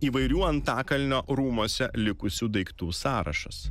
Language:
Lithuanian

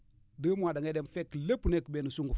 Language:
Wolof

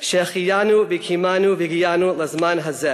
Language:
Hebrew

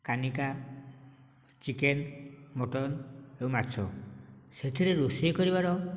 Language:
Odia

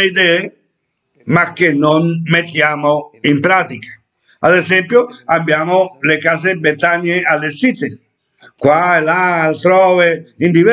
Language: Italian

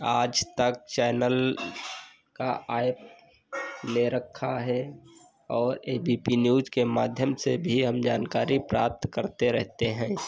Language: Hindi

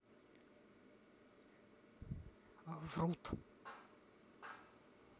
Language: Russian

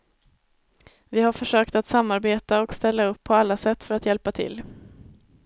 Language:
Swedish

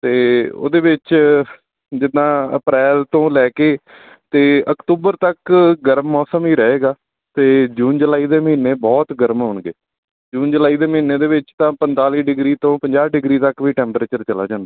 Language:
Punjabi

